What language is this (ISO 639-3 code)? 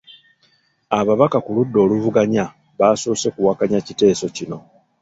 lug